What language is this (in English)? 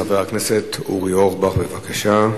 Hebrew